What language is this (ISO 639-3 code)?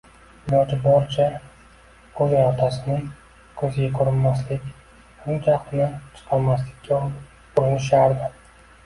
uzb